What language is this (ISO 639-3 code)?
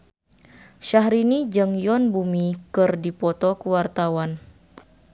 sun